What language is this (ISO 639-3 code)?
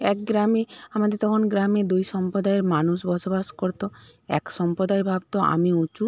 ben